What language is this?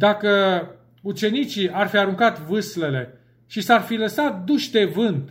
Romanian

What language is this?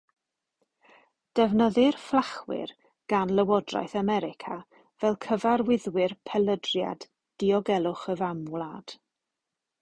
Welsh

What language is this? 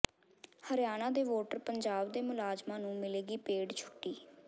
Punjabi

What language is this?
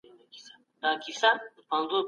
Pashto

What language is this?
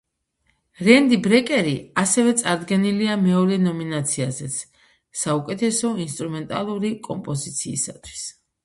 Georgian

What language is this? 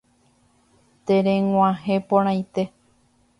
Guarani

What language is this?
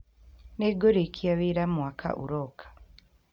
Kikuyu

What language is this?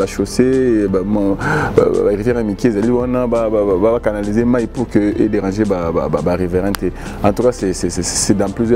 French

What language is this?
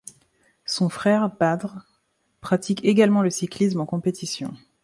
French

